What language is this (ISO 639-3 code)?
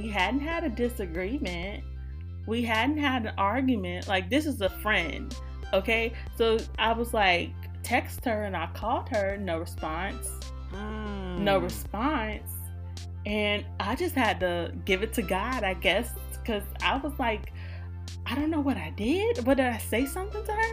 eng